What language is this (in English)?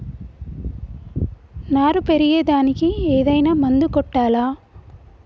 Telugu